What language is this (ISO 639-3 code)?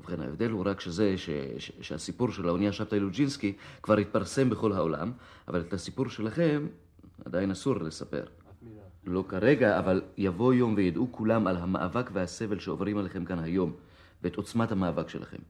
heb